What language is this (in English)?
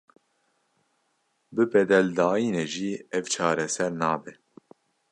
Kurdish